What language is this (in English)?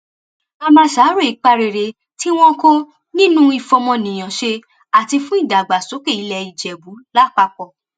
Yoruba